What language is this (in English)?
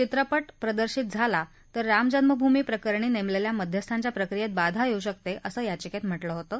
Marathi